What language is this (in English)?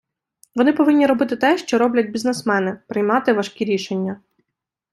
Ukrainian